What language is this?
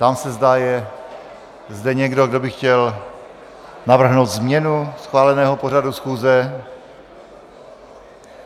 Czech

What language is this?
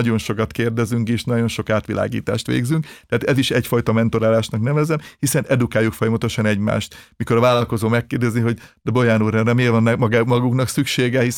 Hungarian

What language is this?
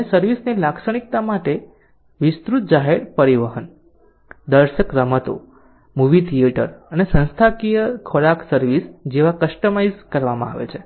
Gujarati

